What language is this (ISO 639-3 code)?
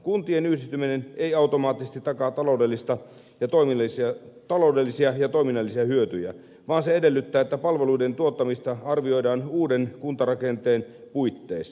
fin